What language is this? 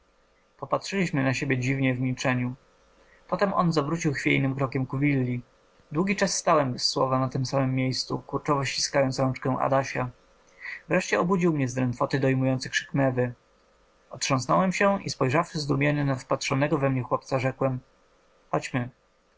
Polish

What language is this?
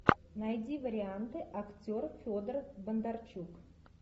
Russian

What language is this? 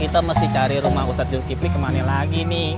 Indonesian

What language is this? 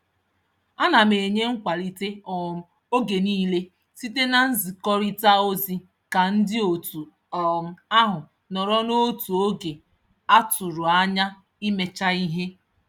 Igbo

